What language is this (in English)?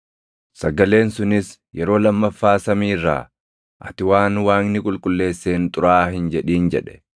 Oromo